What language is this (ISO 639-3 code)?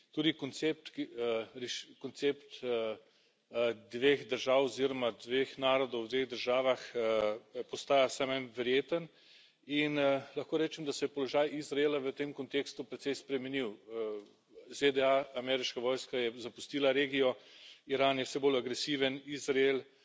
slv